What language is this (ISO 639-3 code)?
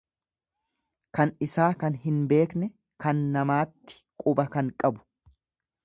orm